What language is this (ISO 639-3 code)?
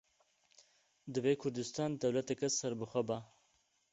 kur